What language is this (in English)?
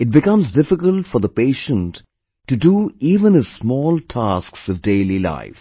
English